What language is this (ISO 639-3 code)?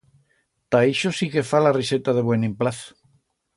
arg